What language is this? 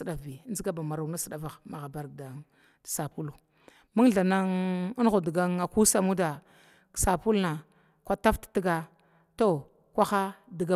Glavda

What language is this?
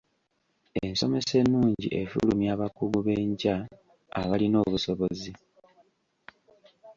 Ganda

